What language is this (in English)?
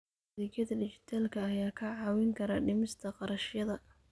Somali